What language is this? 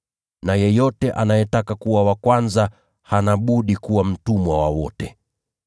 Swahili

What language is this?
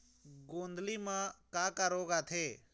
Chhattisgarhi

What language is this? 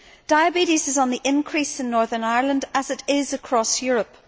English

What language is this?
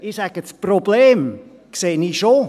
Swiss German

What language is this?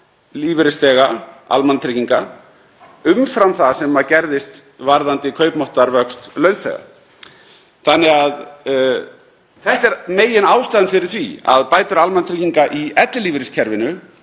Icelandic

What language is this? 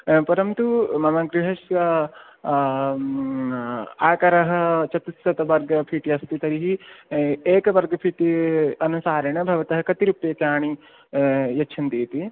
Sanskrit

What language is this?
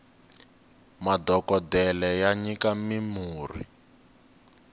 Tsonga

